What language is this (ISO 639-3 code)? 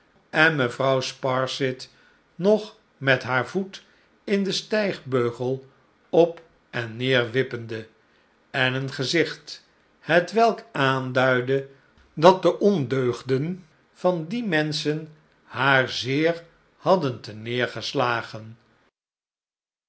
nld